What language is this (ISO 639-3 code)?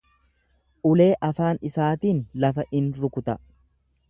orm